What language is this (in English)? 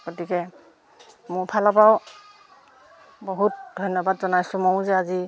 Assamese